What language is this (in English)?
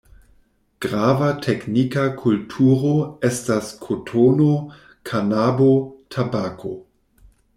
Esperanto